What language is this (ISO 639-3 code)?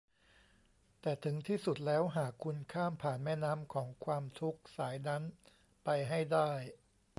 tha